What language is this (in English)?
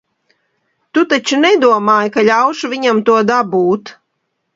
Latvian